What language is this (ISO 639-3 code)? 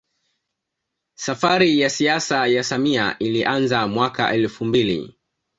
swa